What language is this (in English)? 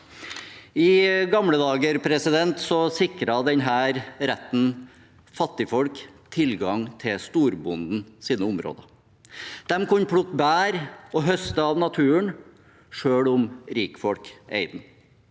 Norwegian